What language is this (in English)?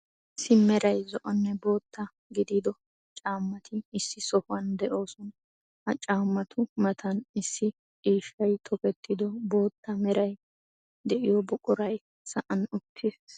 Wolaytta